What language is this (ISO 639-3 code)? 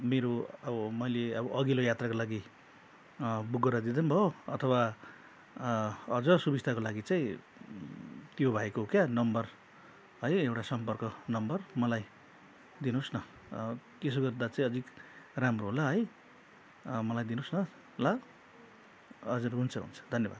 nep